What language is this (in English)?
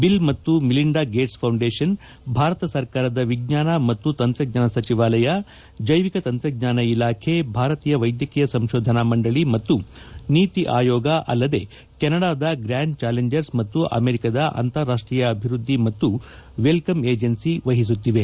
Kannada